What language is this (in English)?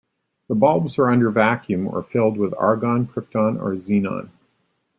English